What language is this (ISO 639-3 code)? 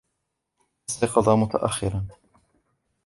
ara